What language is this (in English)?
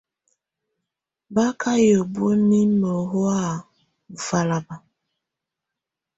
Tunen